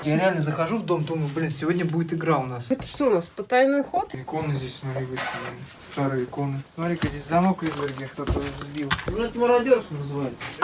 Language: Russian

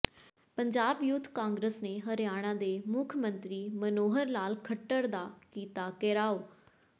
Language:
Punjabi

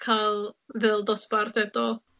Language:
Welsh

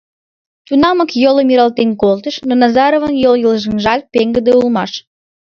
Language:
Mari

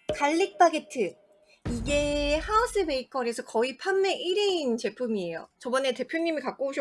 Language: Korean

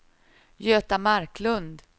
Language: Swedish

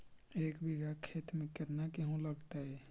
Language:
Magahi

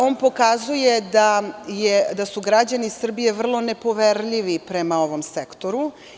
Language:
Serbian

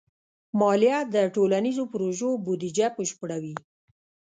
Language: Pashto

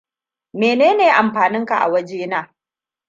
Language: Hausa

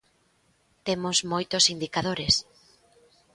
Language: Galician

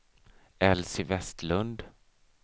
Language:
Swedish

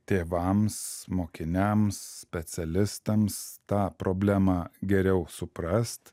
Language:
Lithuanian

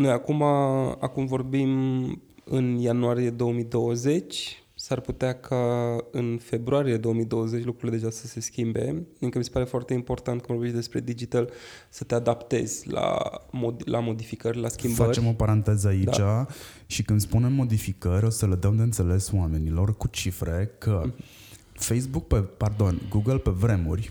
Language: Romanian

